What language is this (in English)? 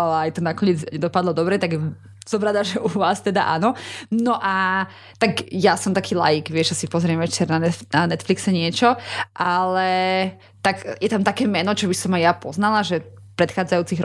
Slovak